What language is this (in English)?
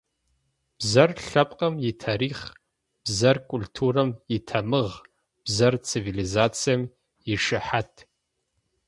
Adyghe